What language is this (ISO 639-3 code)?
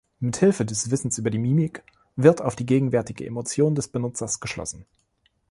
deu